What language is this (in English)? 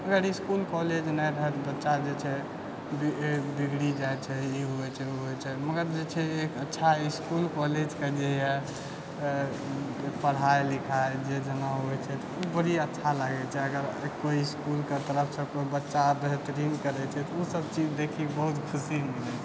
Maithili